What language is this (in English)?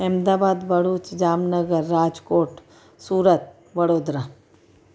Sindhi